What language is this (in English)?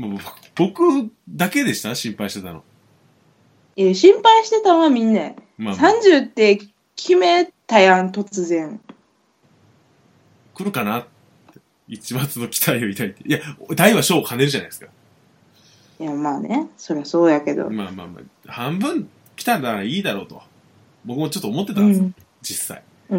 Japanese